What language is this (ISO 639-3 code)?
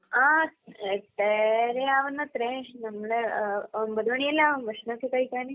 mal